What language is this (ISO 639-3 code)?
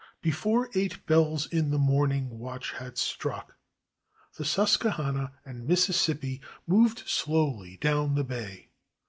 eng